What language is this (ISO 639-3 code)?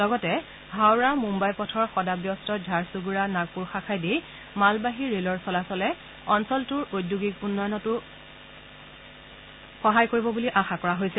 asm